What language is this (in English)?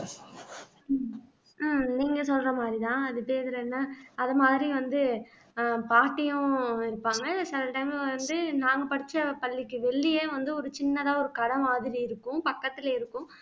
Tamil